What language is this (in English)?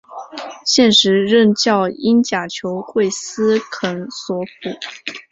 Chinese